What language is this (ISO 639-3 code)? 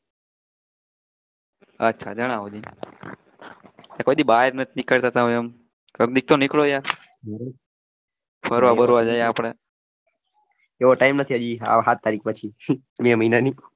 guj